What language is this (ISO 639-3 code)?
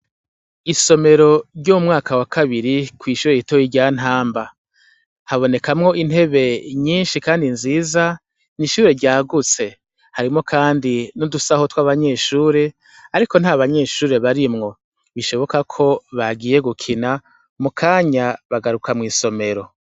run